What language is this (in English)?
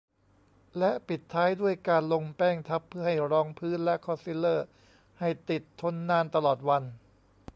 Thai